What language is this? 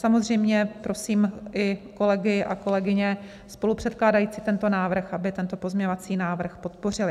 Czech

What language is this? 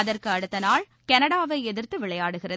Tamil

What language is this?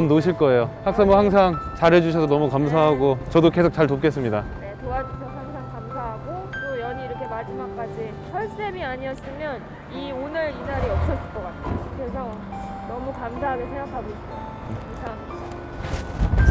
Korean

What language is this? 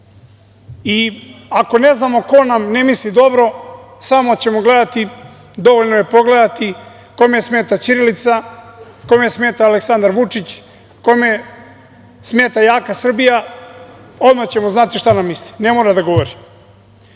Serbian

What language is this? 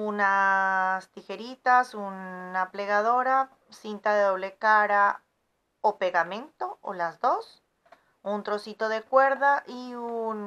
Spanish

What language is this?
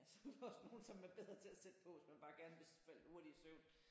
Danish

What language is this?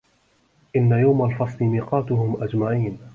Arabic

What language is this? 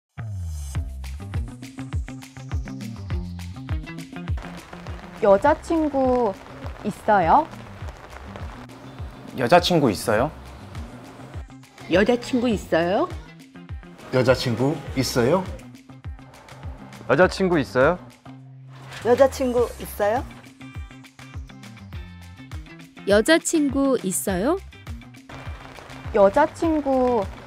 Korean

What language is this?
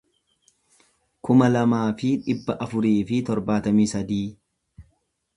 Oromo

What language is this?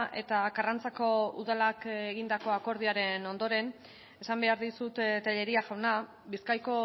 Basque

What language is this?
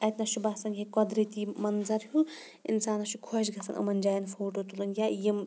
Kashmiri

